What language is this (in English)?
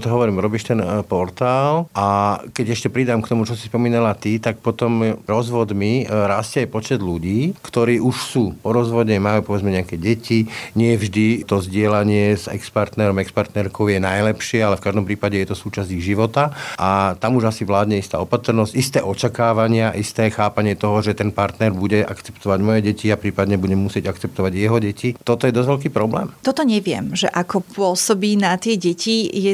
Slovak